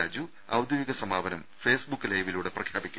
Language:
Malayalam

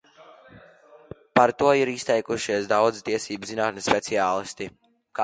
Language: Latvian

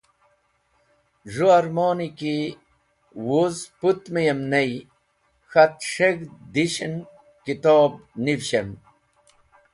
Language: Wakhi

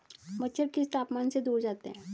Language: Hindi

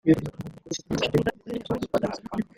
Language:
Kinyarwanda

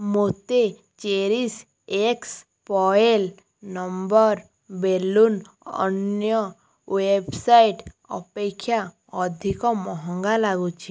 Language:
Odia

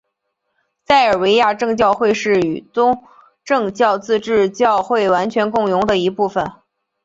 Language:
Chinese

